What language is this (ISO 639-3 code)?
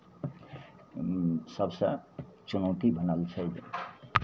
mai